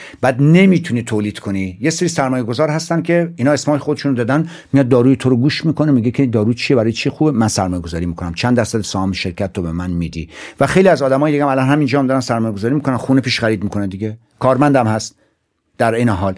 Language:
Persian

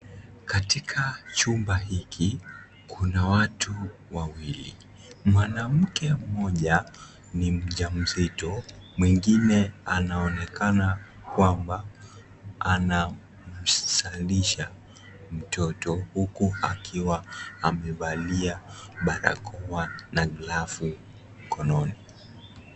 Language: Swahili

